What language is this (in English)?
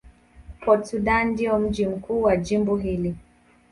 Swahili